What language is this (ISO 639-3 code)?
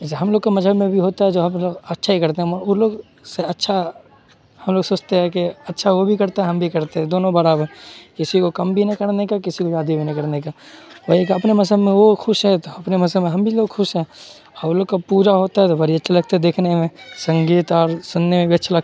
urd